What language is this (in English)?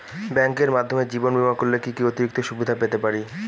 Bangla